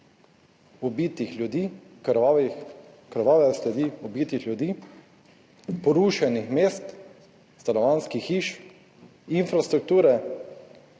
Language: Slovenian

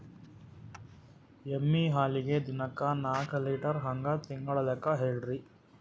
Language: Kannada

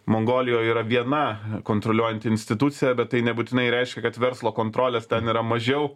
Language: Lithuanian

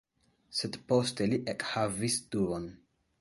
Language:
Esperanto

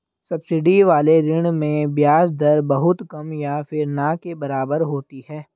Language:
Hindi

